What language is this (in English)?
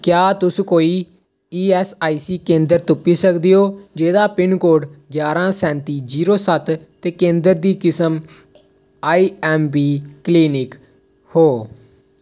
Dogri